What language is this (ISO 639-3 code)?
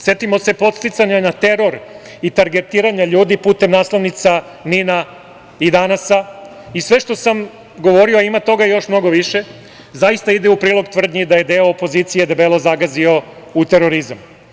srp